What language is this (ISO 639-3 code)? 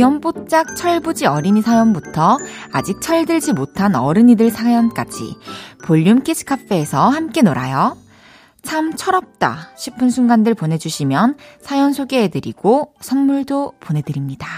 kor